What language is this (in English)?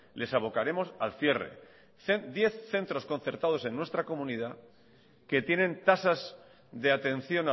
Spanish